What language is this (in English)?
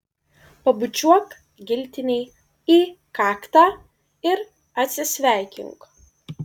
Lithuanian